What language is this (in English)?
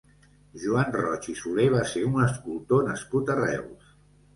Catalan